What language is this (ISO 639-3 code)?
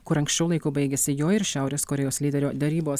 lit